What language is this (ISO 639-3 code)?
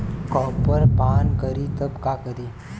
bho